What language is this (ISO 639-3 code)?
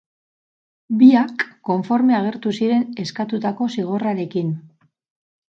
eus